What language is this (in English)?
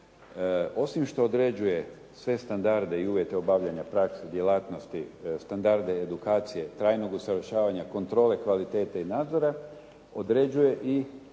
Croatian